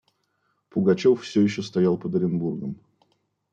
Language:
Russian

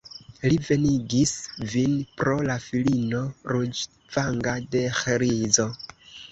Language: Esperanto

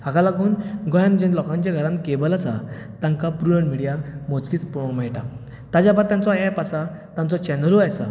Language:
Konkani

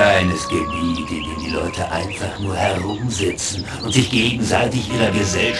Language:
German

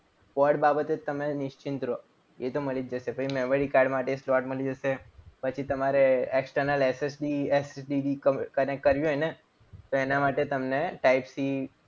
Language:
Gujarati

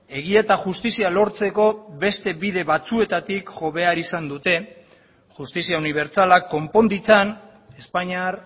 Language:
Basque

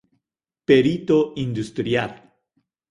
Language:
Galician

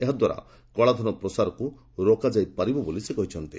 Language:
Odia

